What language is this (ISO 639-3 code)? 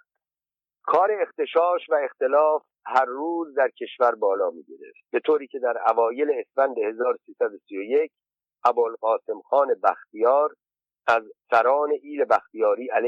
fas